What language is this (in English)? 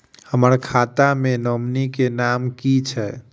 Maithili